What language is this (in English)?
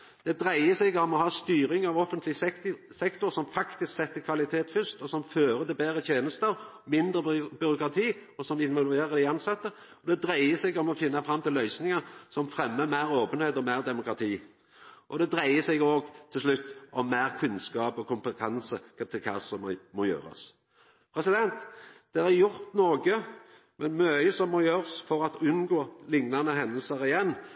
Norwegian Nynorsk